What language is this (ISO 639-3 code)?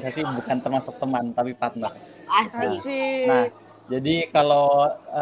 ind